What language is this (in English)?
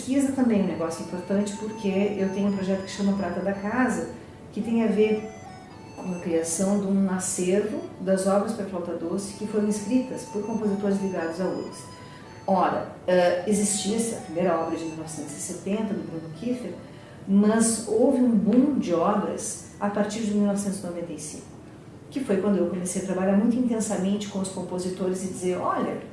Portuguese